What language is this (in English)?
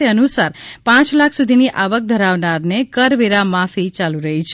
Gujarati